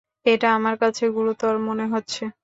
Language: Bangla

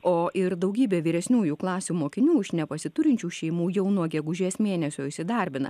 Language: Lithuanian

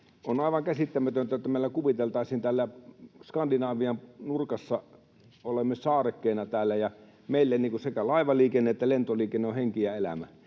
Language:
Finnish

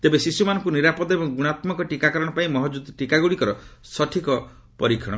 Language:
Odia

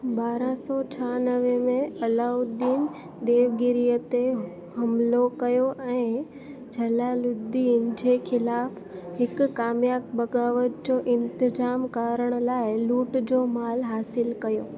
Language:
Sindhi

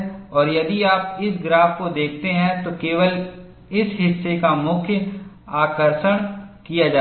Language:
Hindi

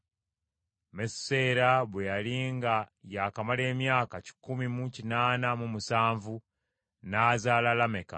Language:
Ganda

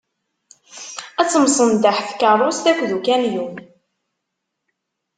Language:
Kabyle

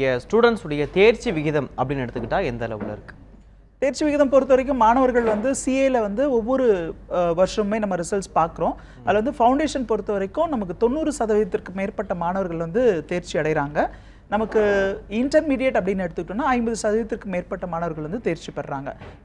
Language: Arabic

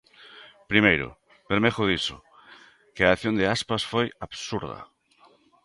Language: Galician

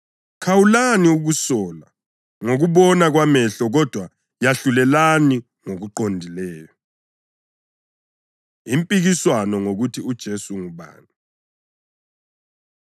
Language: North Ndebele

